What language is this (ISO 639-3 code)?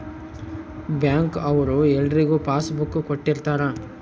kan